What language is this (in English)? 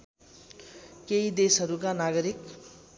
Nepali